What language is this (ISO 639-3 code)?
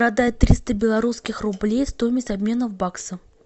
rus